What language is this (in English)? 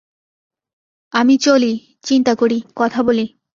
Bangla